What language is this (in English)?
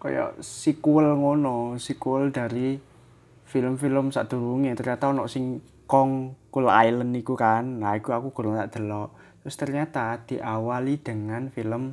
Indonesian